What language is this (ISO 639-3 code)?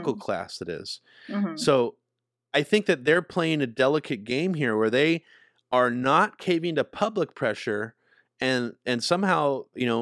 eng